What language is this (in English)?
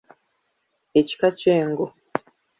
Ganda